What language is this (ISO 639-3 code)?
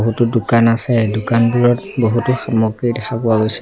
asm